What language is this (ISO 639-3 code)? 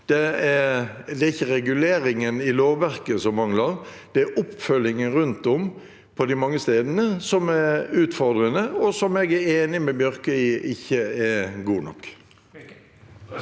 nor